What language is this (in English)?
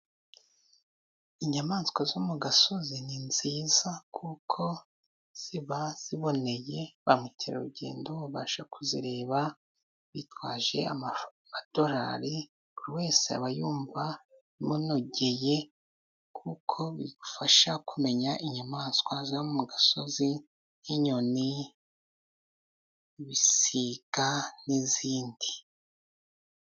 Kinyarwanda